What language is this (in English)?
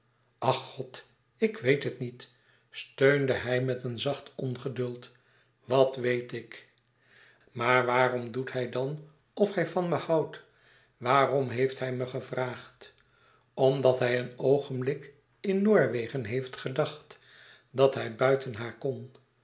Dutch